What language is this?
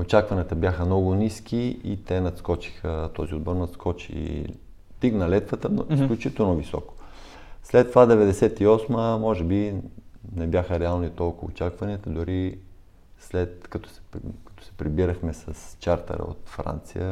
Bulgarian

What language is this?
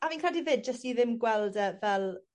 Welsh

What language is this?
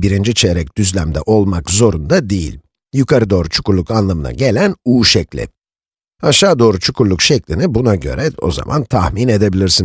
Turkish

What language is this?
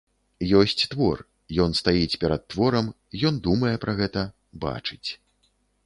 Belarusian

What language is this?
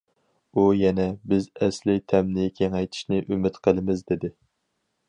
Uyghur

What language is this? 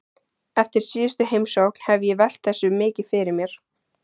Icelandic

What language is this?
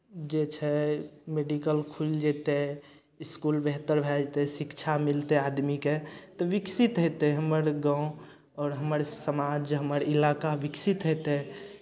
Maithili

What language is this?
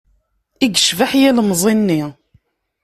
Kabyle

